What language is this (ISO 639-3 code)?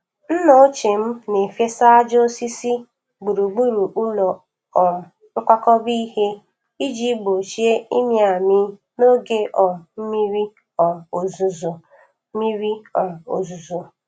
ibo